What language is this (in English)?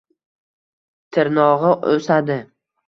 Uzbek